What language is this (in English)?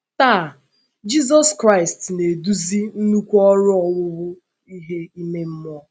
Igbo